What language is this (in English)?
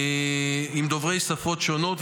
Hebrew